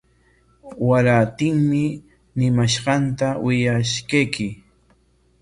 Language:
Corongo Ancash Quechua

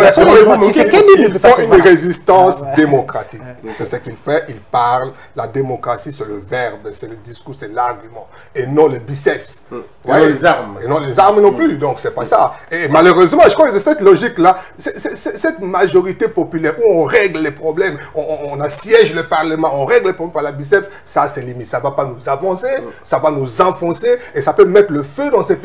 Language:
French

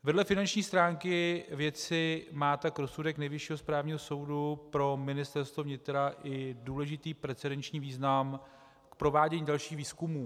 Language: Czech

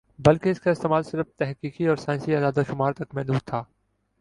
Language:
Urdu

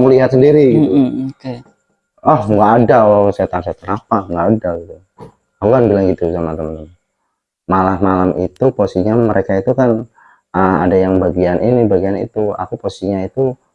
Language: Indonesian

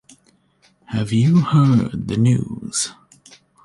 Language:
English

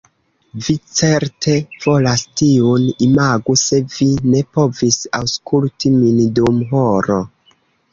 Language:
Esperanto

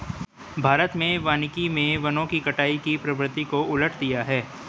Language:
Hindi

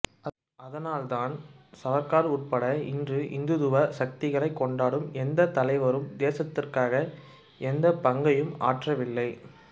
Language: Tamil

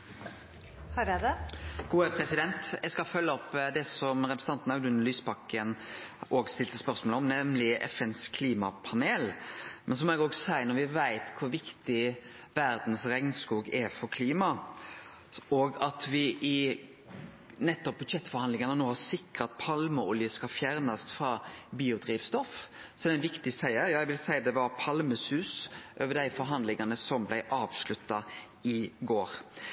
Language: Norwegian Nynorsk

